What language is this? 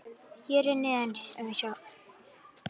Icelandic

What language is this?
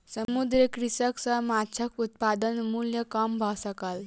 Maithili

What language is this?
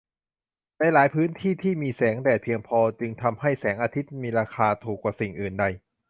Thai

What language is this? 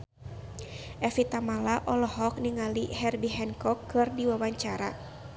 Sundanese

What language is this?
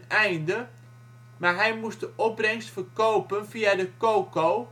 Dutch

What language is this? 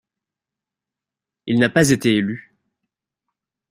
French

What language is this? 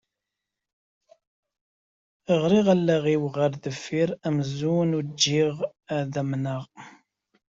Kabyle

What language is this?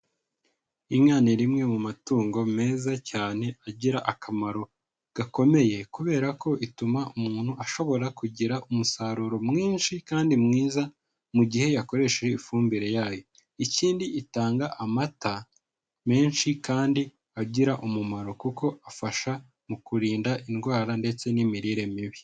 Kinyarwanda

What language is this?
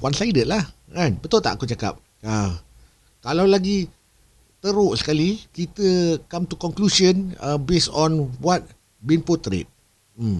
Malay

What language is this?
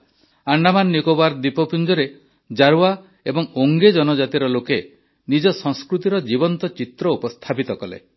Odia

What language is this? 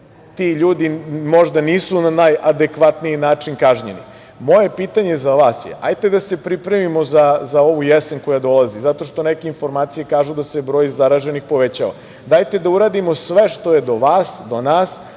Serbian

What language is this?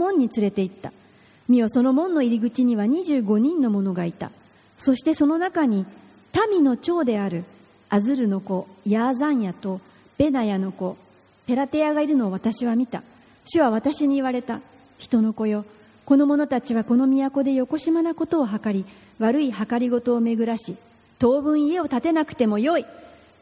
Japanese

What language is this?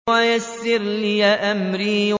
Arabic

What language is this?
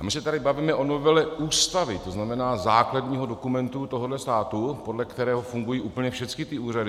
Czech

